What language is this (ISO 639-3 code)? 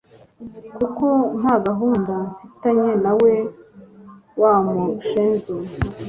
kin